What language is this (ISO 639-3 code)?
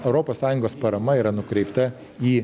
lit